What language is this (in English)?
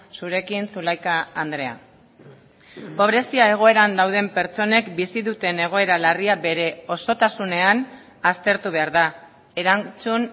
Basque